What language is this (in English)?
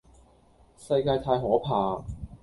Cantonese